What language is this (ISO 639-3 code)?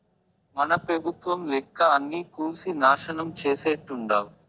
tel